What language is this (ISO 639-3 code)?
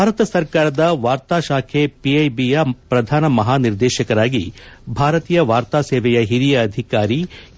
kan